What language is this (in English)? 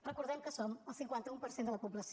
Catalan